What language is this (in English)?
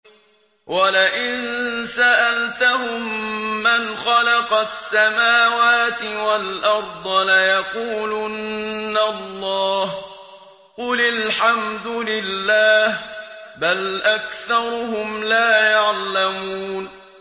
Arabic